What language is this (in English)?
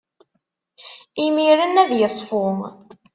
Kabyle